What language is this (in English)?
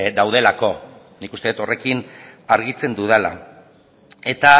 Basque